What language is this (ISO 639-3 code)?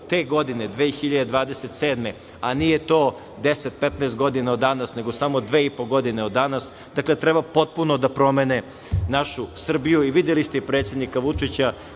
srp